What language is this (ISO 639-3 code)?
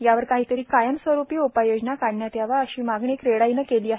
mar